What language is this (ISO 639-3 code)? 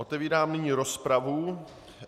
ces